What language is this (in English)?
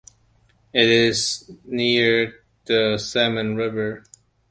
English